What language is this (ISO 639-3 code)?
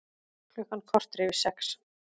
isl